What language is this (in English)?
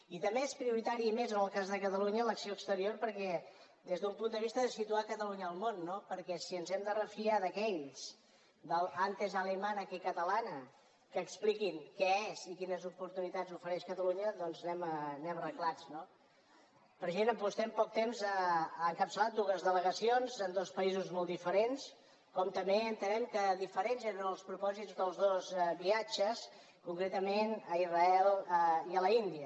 Catalan